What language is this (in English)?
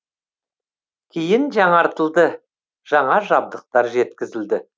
Kazakh